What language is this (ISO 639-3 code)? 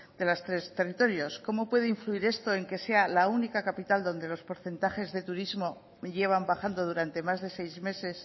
spa